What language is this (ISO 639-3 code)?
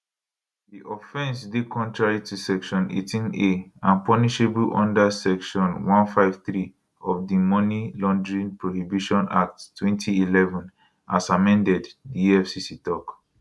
pcm